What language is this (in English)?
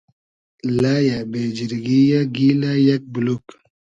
Hazaragi